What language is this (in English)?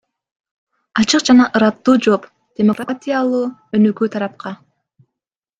Kyrgyz